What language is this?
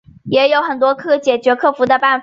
Chinese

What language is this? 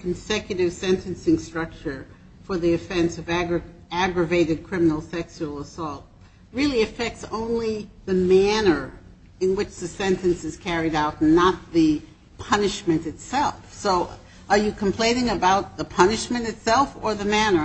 English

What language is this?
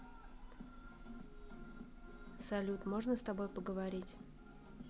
Russian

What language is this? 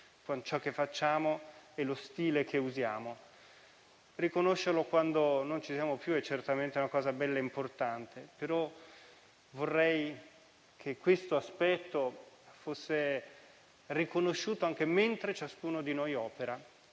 Italian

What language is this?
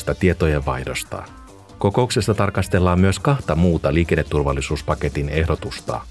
Finnish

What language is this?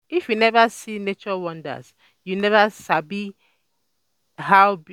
Nigerian Pidgin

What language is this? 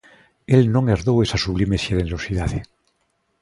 Galician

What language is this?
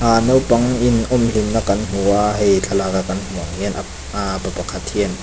Mizo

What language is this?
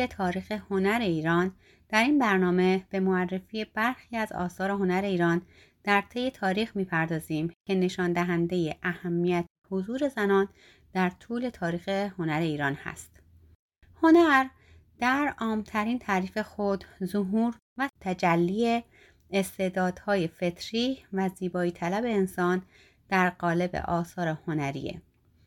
Persian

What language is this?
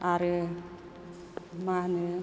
Bodo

